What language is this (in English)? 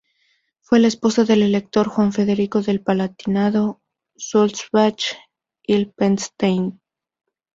Spanish